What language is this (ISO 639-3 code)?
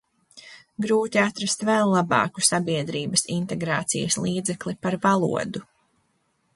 lav